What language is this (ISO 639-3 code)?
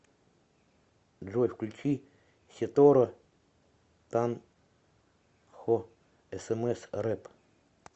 rus